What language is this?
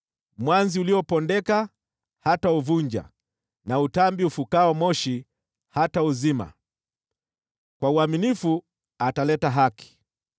Swahili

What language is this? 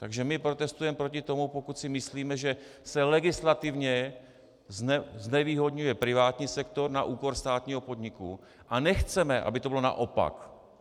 Czech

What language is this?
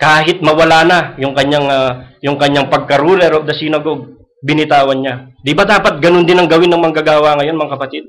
Filipino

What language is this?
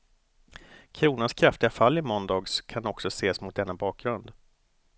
Swedish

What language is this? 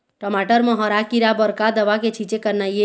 Chhattisgarhi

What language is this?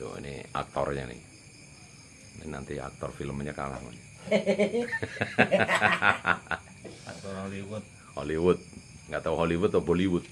Indonesian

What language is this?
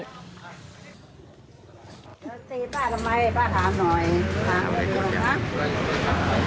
Thai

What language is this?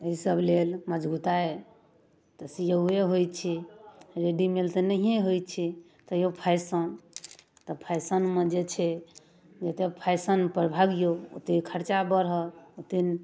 Maithili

